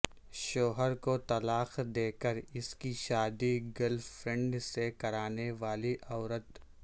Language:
Urdu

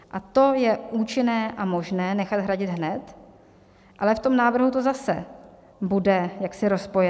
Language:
Czech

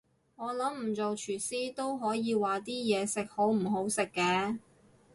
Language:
Cantonese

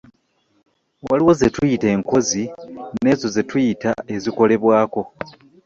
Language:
Ganda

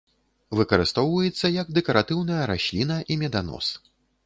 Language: Belarusian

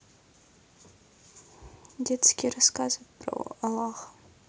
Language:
Russian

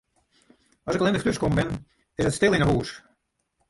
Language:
Western Frisian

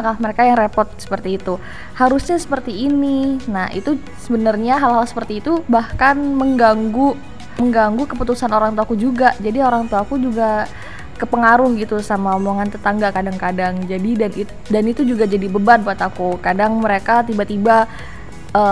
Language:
Indonesian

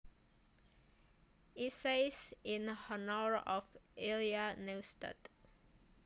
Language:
Javanese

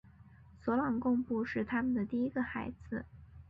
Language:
Chinese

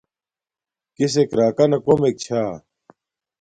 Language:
Domaaki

